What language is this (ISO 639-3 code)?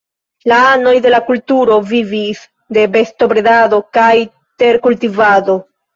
epo